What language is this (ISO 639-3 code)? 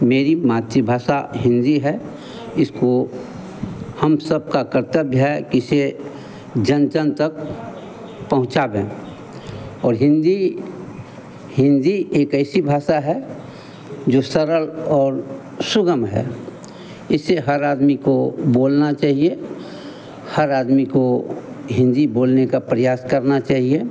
hin